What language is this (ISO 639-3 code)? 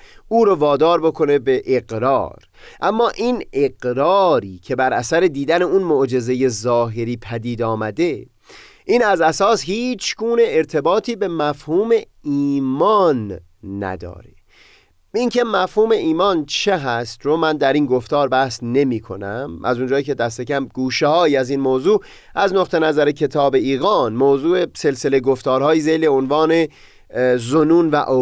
fas